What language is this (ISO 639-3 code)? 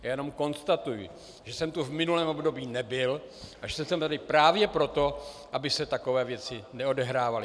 ces